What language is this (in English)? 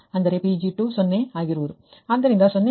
Kannada